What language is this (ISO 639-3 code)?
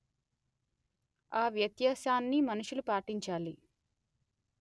tel